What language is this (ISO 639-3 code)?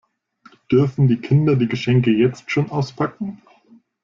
deu